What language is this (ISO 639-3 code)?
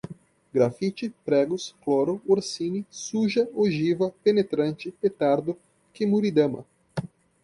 por